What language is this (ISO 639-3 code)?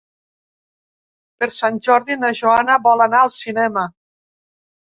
cat